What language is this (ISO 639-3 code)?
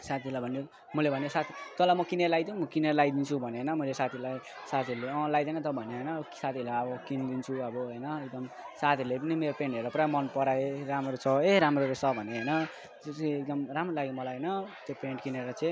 nep